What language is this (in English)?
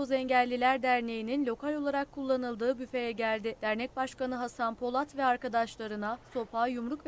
Turkish